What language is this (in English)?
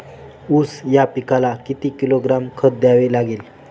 Marathi